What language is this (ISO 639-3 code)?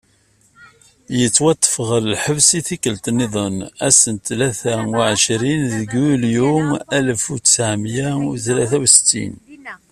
kab